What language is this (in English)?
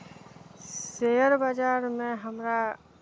Maithili